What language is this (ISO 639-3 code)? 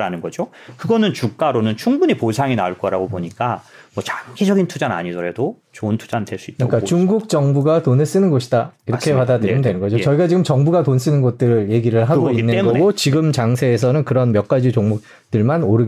kor